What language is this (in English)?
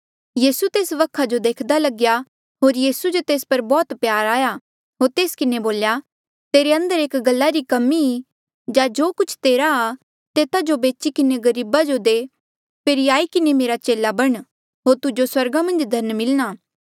Mandeali